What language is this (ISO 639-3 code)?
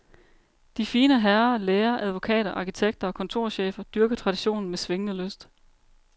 dan